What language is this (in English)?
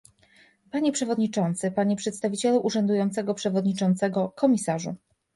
Polish